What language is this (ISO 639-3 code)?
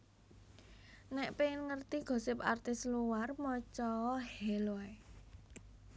jav